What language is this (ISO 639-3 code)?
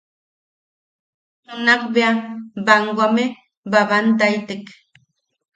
yaq